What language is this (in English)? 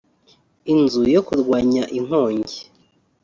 Kinyarwanda